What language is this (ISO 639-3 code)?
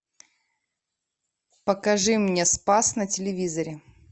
rus